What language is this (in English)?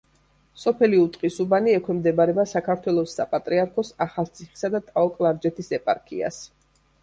Georgian